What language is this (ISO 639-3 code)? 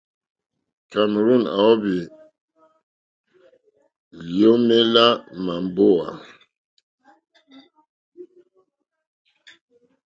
bri